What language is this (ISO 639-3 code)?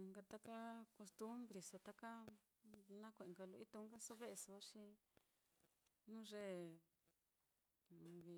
vmm